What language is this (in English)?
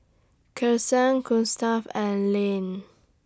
English